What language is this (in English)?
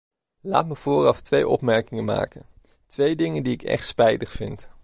Dutch